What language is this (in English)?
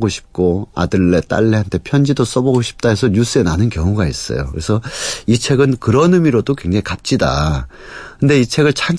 Korean